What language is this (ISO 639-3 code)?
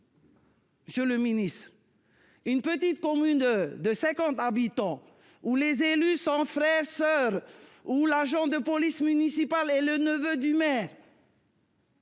fra